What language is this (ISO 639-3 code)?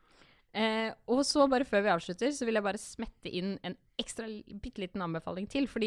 eng